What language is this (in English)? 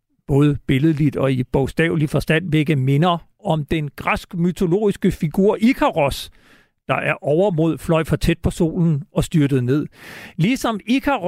Danish